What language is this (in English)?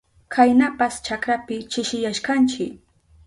Southern Pastaza Quechua